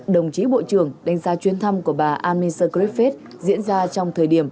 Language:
Vietnamese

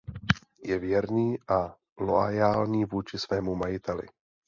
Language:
Czech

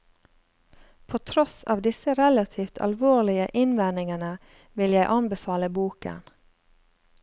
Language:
Norwegian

